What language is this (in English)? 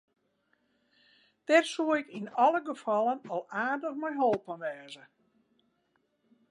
Western Frisian